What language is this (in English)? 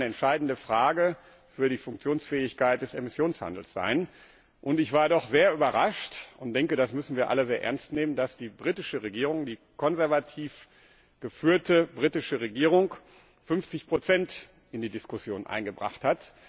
German